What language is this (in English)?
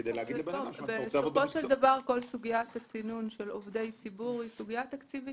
Hebrew